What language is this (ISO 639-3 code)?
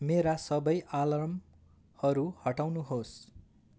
nep